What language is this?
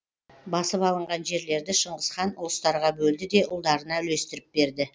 Kazakh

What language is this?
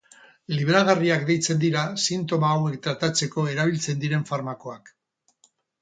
Basque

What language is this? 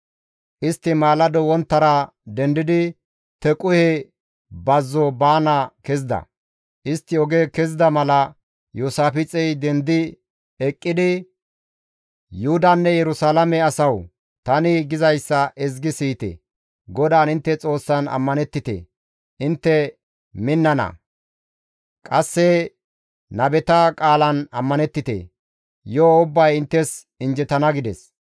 Gamo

